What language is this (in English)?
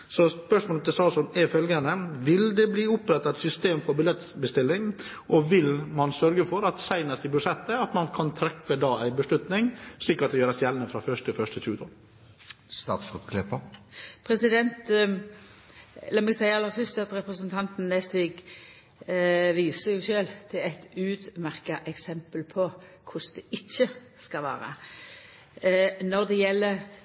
Norwegian